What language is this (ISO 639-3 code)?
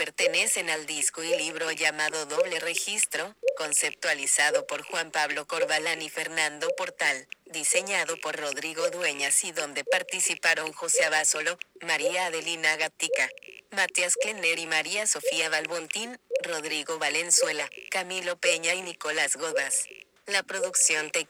spa